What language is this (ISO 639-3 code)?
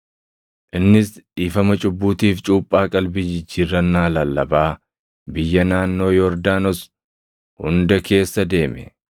orm